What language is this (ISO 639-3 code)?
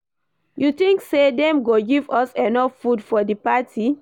pcm